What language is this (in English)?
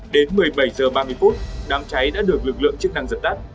Vietnamese